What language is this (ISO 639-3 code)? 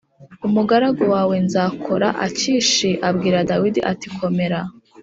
kin